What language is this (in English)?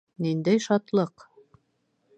Bashkir